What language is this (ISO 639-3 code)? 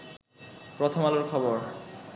ben